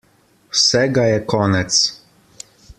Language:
Slovenian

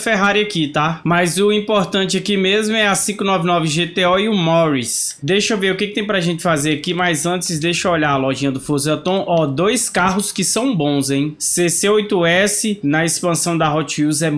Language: Portuguese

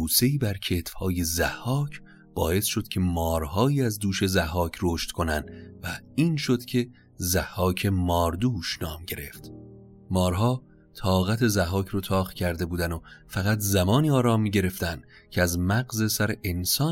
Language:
Persian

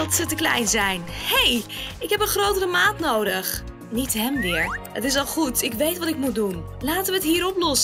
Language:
Dutch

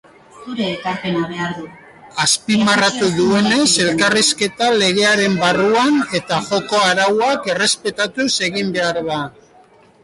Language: Basque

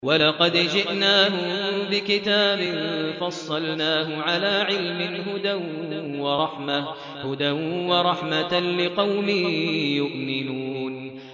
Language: Arabic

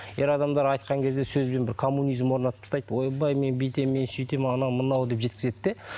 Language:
Kazakh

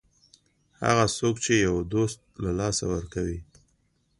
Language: Pashto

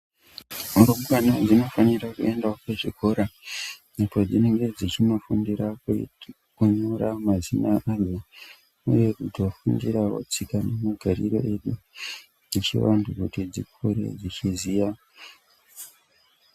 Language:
Ndau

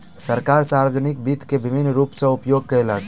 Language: Maithili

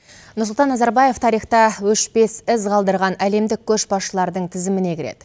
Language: Kazakh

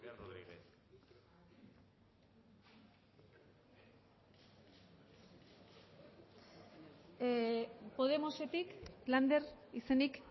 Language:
Basque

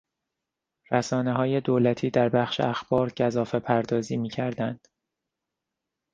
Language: Persian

